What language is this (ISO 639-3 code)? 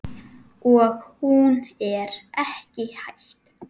isl